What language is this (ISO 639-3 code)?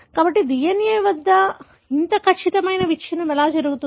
tel